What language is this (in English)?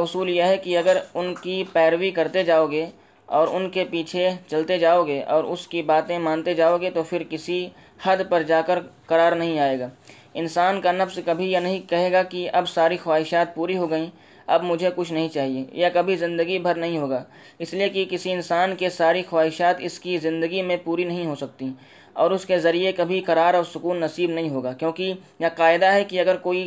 Urdu